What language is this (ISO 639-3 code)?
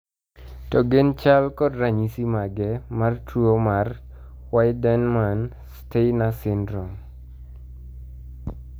luo